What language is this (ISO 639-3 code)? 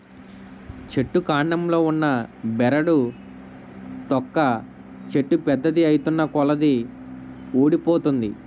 tel